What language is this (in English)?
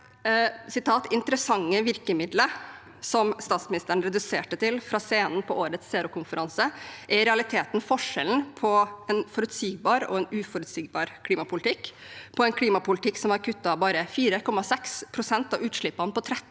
Norwegian